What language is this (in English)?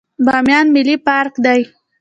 Pashto